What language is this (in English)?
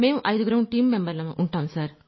Telugu